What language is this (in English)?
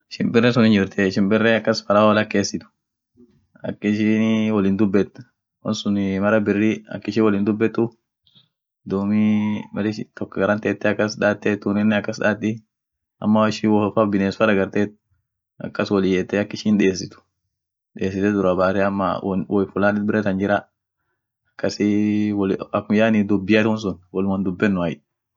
Orma